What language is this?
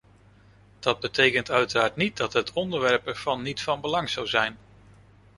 Dutch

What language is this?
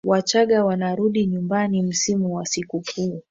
Swahili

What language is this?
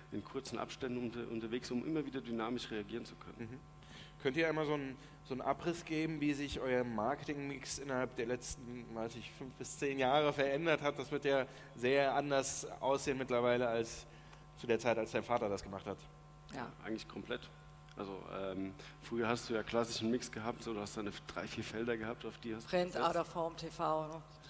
German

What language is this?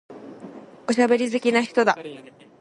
Japanese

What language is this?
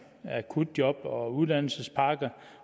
Danish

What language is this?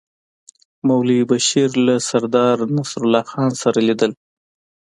Pashto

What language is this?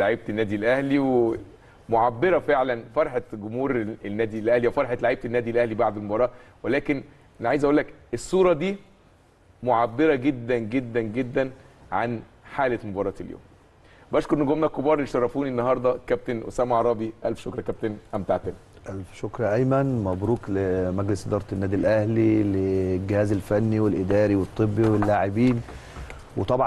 Arabic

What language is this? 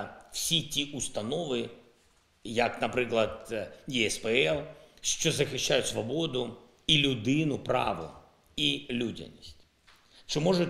Ukrainian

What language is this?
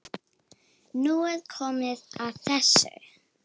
Icelandic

